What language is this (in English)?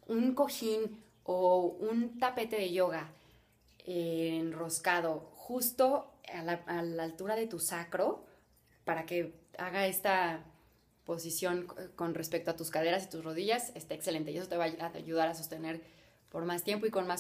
Spanish